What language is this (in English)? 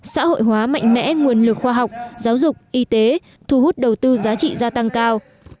Vietnamese